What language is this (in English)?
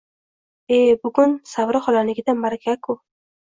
Uzbek